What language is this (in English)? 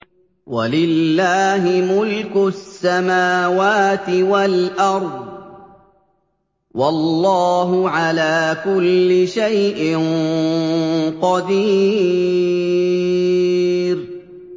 Arabic